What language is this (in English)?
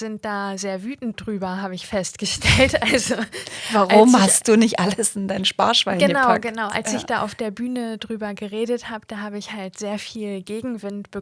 German